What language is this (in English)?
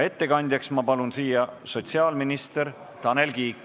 Estonian